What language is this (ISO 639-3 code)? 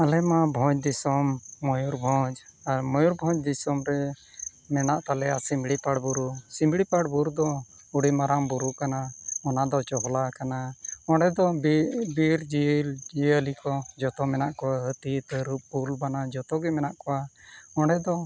sat